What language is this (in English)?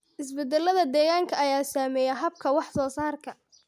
Somali